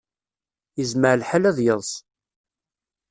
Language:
Kabyle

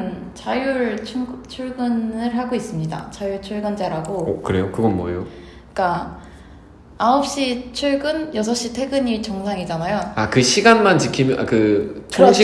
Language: Korean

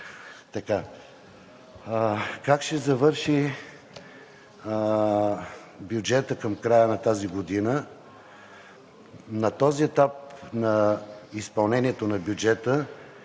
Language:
Bulgarian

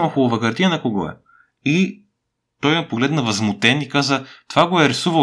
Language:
Bulgarian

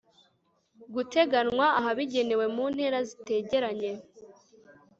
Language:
Kinyarwanda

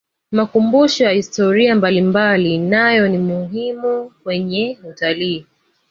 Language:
Swahili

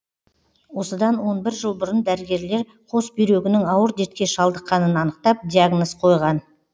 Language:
Kazakh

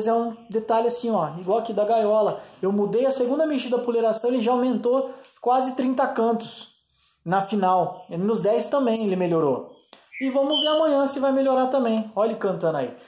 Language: Portuguese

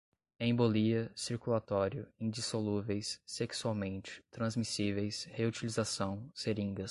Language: Portuguese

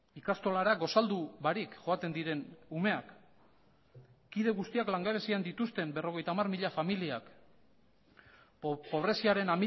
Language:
Basque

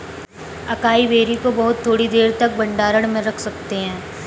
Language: Hindi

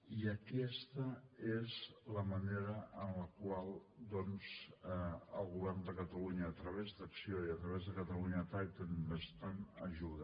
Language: Catalan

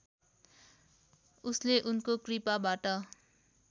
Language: Nepali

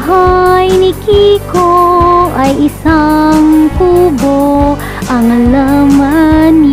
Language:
Filipino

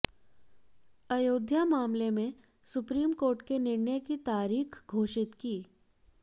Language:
Hindi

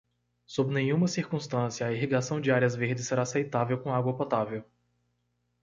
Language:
Portuguese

